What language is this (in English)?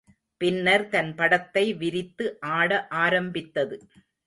Tamil